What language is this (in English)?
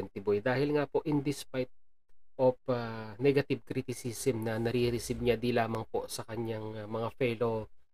Filipino